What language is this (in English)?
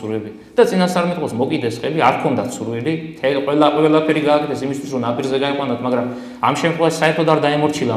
Romanian